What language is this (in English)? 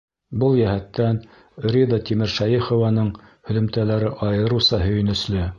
Bashkir